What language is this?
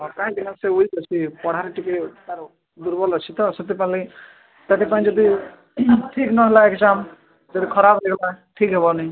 Odia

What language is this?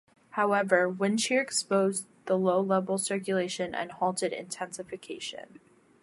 English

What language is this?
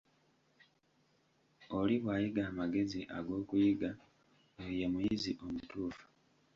Ganda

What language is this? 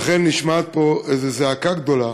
Hebrew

